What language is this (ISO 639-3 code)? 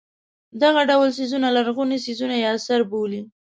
pus